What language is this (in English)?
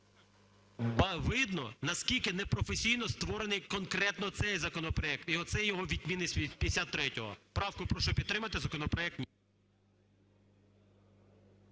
Ukrainian